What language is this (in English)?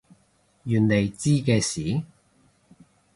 Cantonese